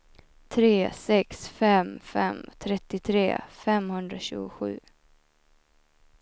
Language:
Swedish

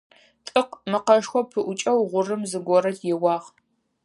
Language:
Adyghe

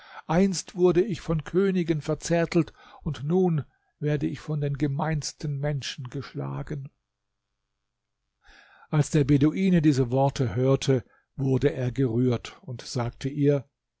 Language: German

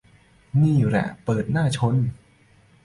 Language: Thai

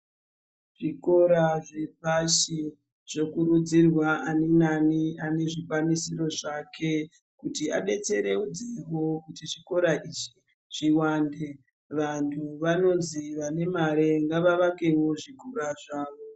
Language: Ndau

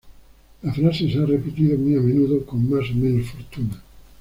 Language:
Spanish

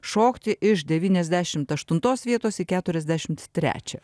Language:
Lithuanian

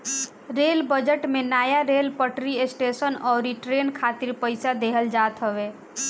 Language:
Bhojpuri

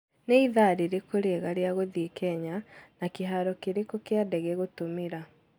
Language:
Kikuyu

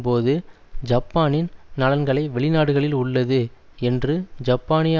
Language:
Tamil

